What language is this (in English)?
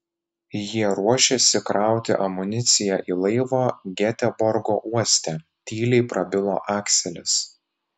Lithuanian